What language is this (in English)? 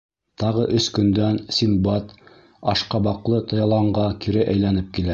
Bashkir